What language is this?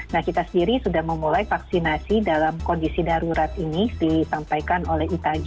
Indonesian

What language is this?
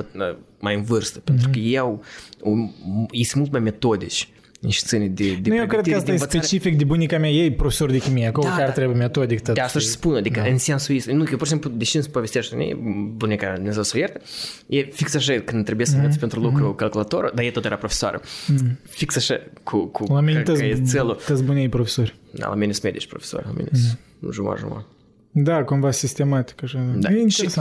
Romanian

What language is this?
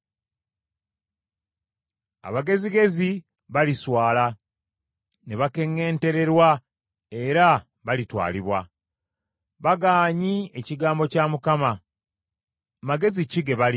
Ganda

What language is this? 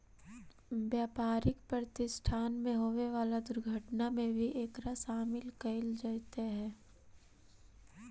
Magahi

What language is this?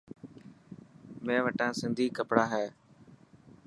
Dhatki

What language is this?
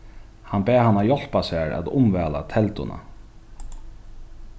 Faroese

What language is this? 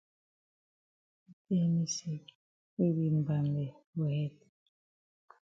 Cameroon Pidgin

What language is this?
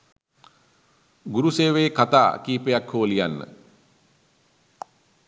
Sinhala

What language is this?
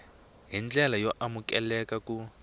Tsonga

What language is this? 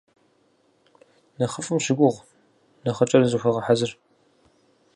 Kabardian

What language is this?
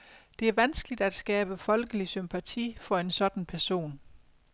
Danish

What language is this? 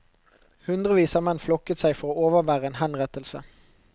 Norwegian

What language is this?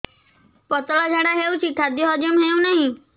Odia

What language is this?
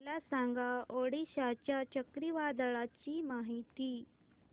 Marathi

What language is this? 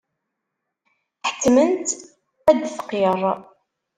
Kabyle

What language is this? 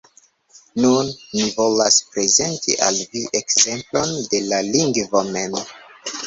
Esperanto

